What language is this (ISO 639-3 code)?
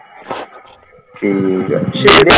pan